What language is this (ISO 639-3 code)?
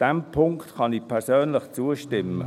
gsw